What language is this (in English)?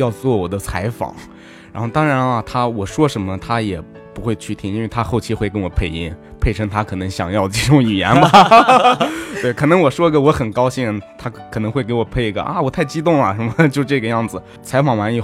Chinese